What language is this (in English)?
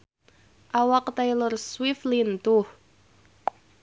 Sundanese